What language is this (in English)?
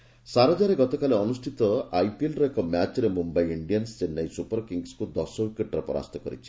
Odia